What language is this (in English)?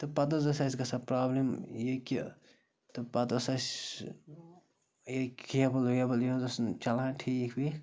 Kashmiri